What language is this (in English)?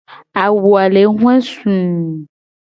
Gen